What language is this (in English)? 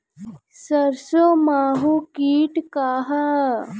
Bhojpuri